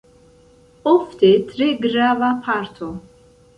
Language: Esperanto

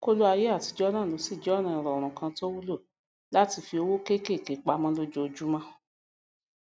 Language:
Yoruba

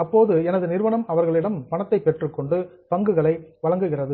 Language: Tamil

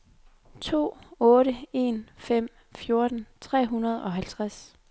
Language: Danish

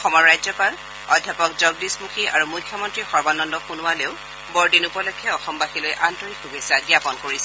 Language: Assamese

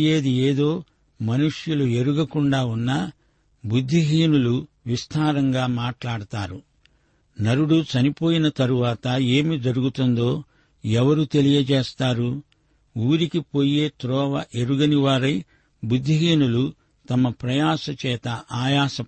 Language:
Telugu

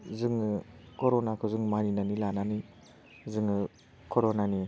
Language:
Bodo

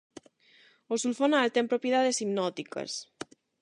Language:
Galician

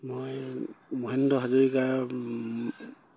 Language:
Assamese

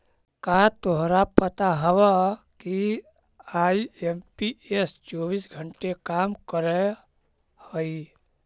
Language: Magahi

